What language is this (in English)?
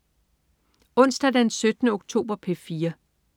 Danish